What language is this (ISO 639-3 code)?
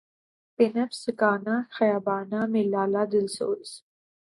urd